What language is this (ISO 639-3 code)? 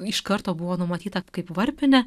lit